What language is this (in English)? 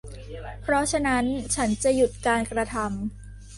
Thai